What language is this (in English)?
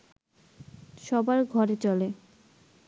Bangla